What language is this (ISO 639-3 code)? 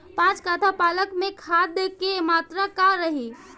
bho